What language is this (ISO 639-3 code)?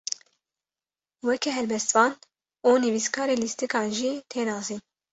kur